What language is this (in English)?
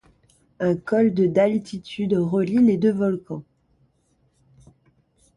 French